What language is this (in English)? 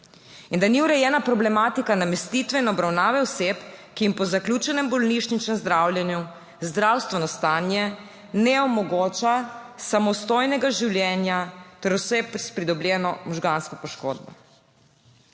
Slovenian